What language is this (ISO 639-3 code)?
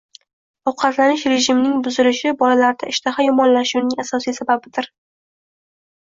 uzb